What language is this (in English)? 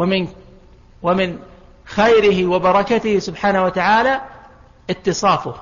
Arabic